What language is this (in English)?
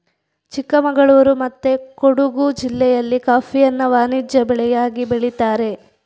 Kannada